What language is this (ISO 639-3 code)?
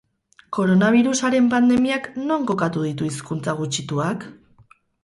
eus